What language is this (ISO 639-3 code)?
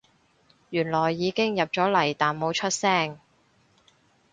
yue